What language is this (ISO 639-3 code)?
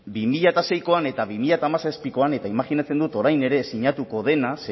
eus